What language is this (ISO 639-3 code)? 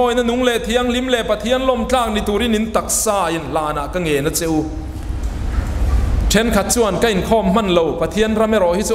tha